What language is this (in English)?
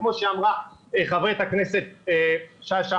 Hebrew